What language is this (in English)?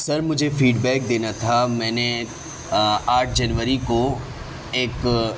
Urdu